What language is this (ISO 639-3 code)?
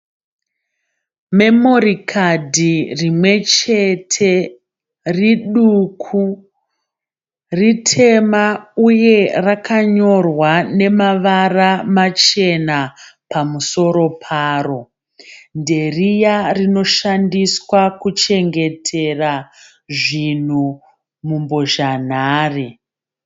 sna